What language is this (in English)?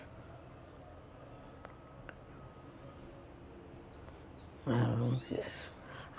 Portuguese